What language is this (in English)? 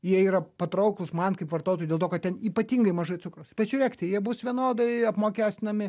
Lithuanian